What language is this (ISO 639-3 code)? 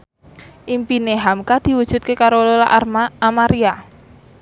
jav